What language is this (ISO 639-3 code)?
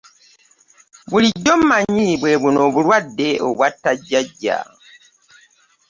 lug